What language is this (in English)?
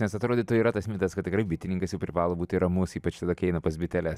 Lithuanian